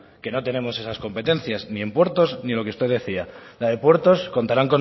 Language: Spanish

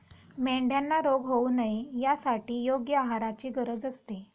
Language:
Marathi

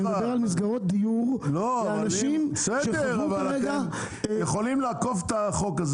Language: Hebrew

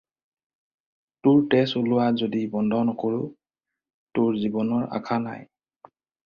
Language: Assamese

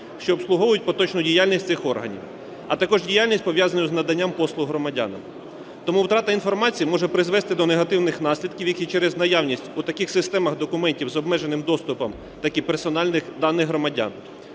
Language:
Ukrainian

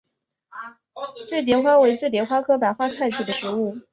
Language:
Chinese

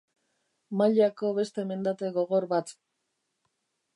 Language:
Basque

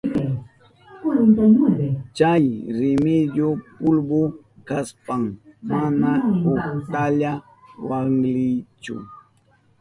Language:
Southern Pastaza Quechua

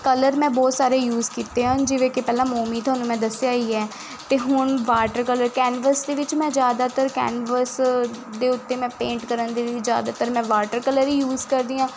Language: Punjabi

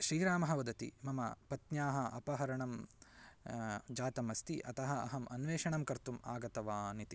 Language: Sanskrit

